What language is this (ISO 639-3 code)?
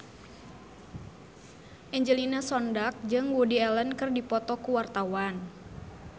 sun